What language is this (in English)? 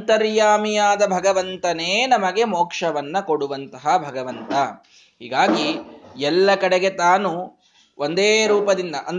Kannada